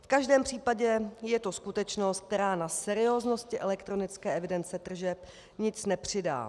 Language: Czech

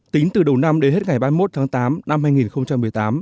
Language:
Vietnamese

